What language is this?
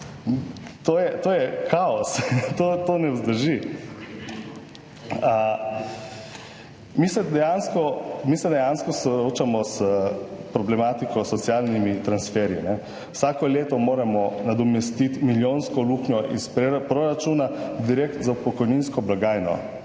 Slovenian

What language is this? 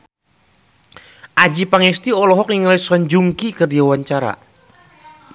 Sundanese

